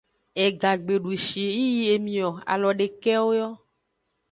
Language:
Aja (Benin)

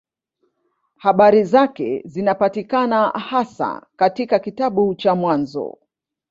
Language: Swahili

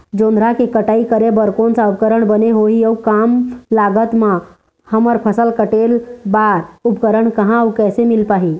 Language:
Chhattisgarhi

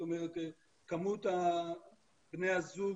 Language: Hebrew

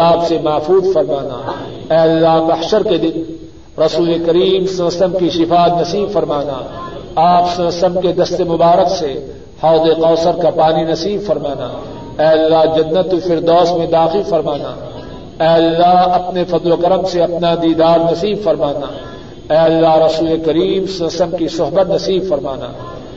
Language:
Urdu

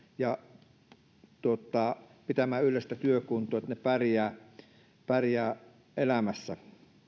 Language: Finnish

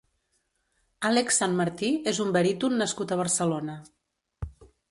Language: Catalan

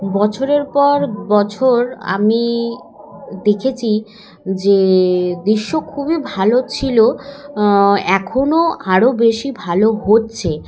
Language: Bangla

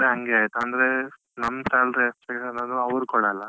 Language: Kannada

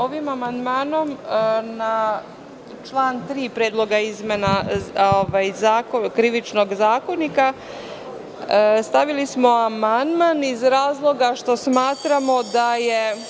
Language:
Serbian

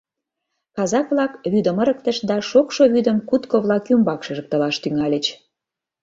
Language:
Mari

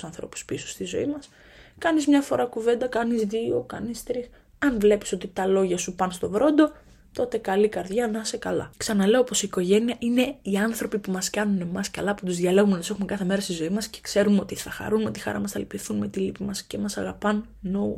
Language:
Greek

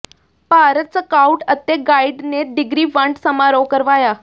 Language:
Punjabi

